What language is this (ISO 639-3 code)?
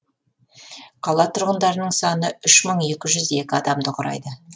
kaz